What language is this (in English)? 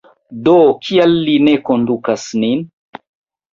Esperanto